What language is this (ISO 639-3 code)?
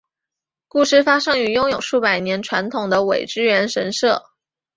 zho